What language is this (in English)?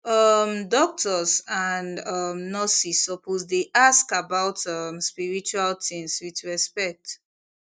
Nigerian Pidgin